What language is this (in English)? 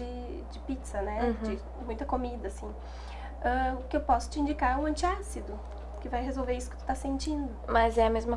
Portuguese